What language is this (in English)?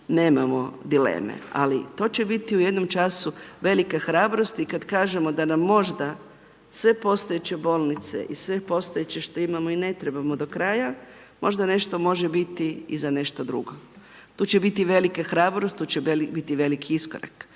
Croatian